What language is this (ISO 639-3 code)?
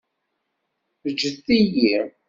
kab